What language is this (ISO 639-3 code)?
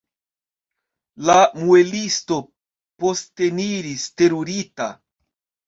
epo